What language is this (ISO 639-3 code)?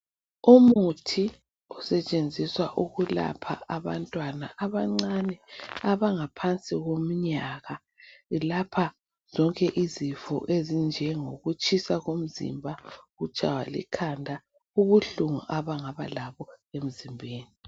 nde